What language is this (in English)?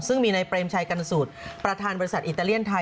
Thai